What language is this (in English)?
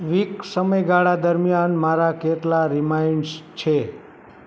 Gujarati